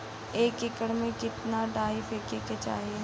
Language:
Bhojpuri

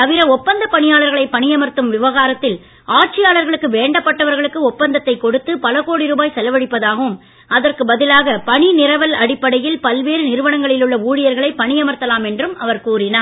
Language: Tamil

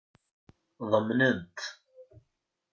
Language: Kabyle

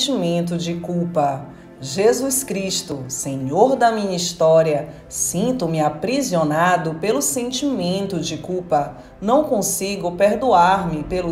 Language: Portuguese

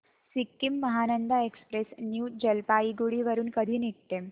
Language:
Marathi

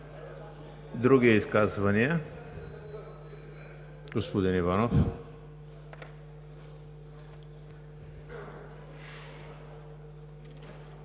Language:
Bulgarian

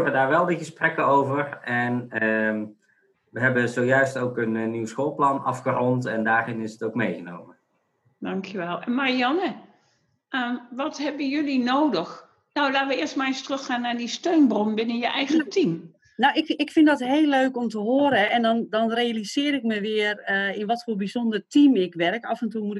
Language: Dutch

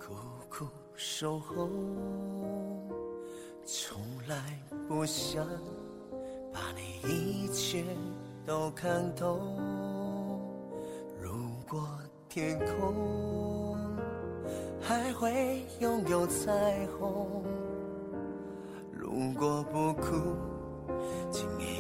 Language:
Chinese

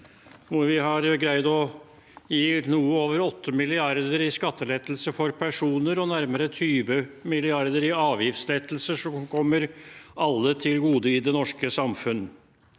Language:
Norwegian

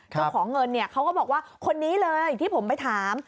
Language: Thai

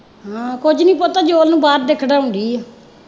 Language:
Punjabi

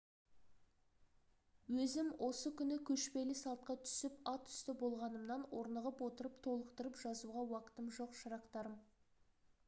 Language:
Kazakh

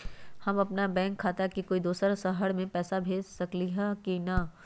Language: Magahi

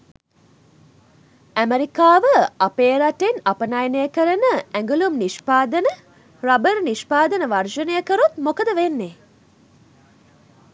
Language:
Sinhala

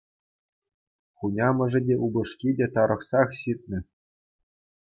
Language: Chuvash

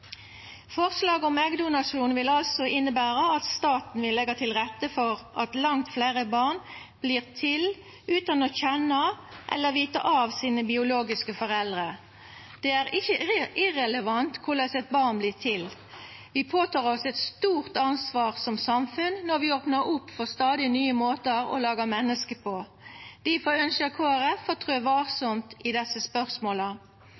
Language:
Norwegian Nynorsk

